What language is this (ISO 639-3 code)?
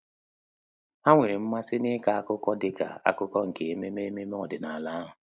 ibo